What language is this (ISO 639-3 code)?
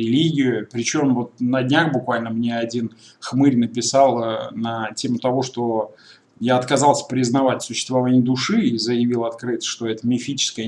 rus